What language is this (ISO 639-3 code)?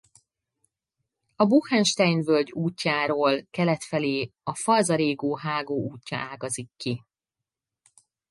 hun